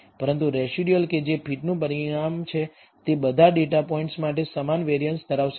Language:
Gujarati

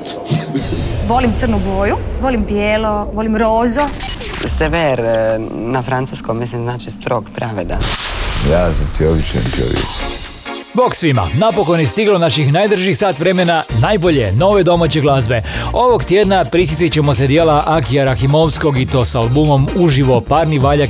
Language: Croatian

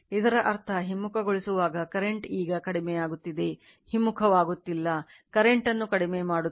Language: Kannada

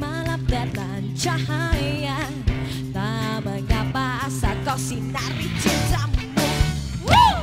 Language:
Indonesian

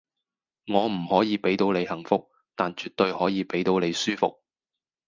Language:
Cantonese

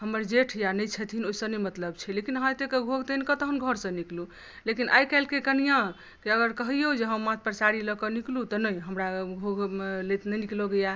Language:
Maithili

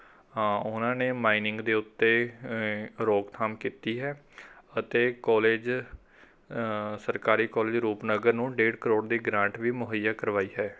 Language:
Punjabi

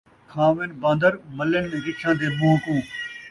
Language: Saraiki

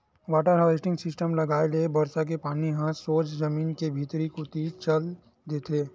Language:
Chhattisgarhi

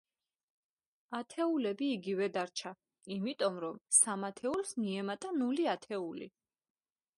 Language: Georgian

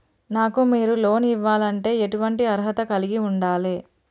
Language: Telugu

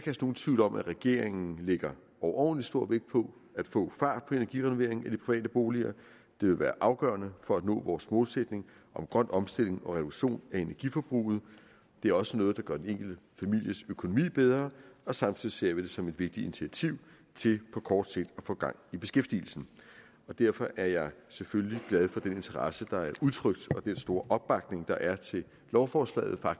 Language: Danish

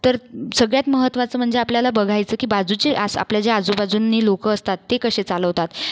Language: Marathi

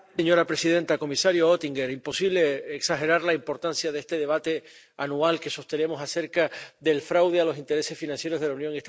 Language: Spanish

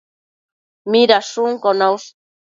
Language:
Matsés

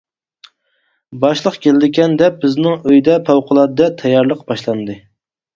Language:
Uyghur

